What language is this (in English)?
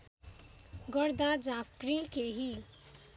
Nepali